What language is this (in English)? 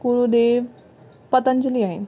Sindhi